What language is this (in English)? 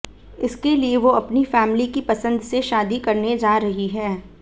Hindi